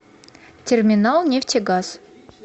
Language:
Russian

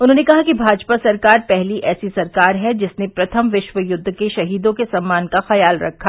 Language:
Hindi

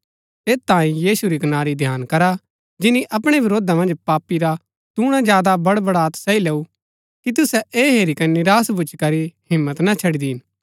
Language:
Gaddi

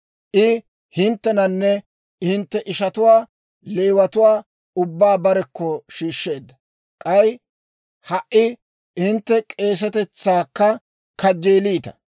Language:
Dawro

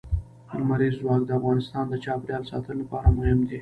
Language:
Pashto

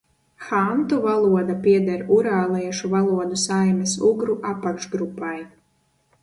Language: Latvian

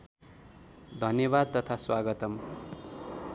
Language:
Nepali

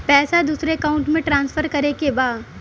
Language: Bhojpuri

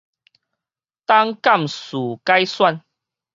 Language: Min Nan Chinese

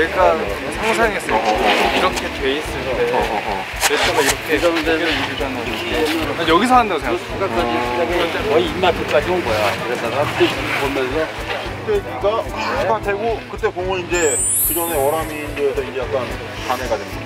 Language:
Korean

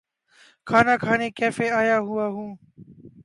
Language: Urdu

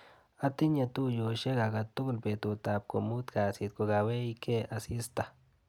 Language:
Kalenjin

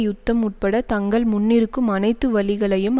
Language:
Tamil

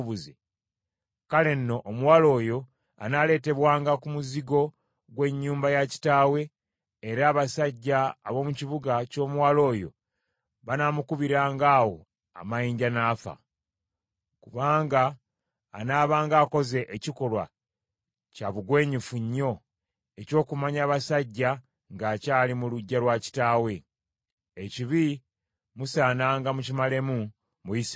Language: Ganda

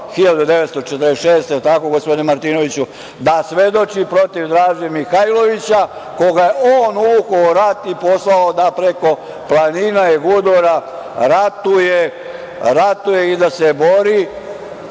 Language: Serbian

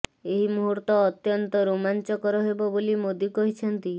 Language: Odia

